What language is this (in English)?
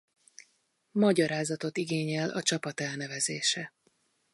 Hungarian